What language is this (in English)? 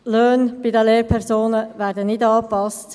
Swiss German